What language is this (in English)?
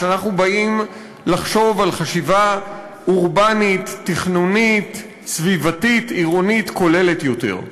Hebrew